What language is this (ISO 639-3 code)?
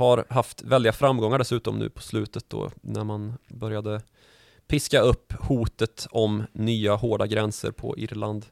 swe